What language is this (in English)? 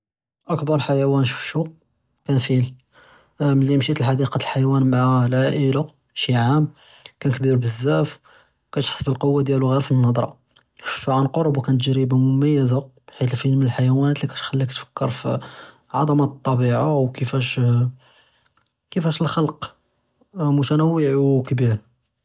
Judeo-Arabic